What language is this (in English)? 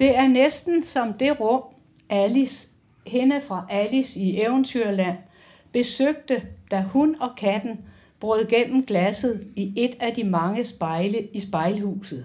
Danish